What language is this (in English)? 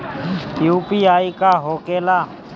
Bhojpuri